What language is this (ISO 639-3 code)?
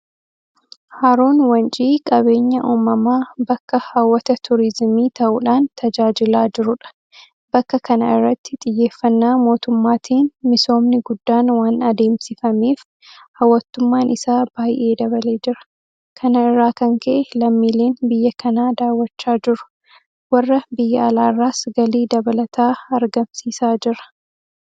orm